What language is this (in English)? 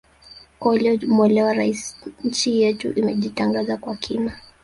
Swahili